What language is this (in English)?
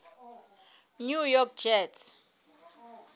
Southern Sotho